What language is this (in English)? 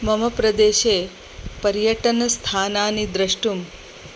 Sanskrit